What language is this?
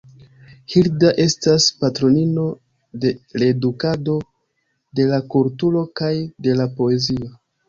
Esperanto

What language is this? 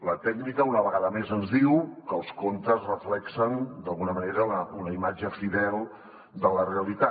Catalan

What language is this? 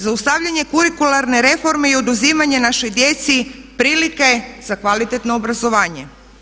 Croatian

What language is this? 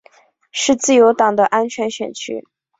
Chinese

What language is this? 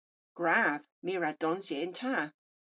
Cornish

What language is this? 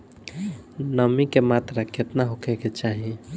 Bhojpuri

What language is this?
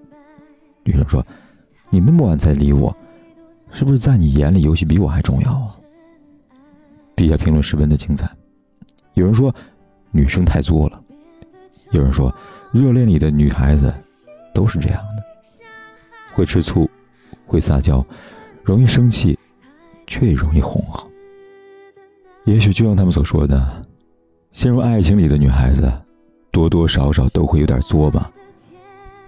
Chinese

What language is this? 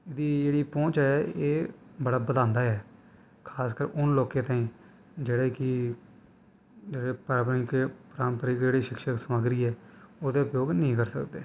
Dogri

